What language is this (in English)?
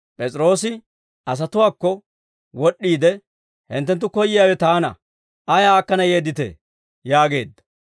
Dawro